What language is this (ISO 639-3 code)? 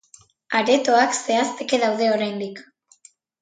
eus